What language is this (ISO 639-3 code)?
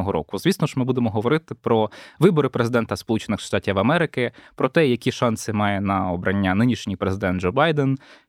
ukr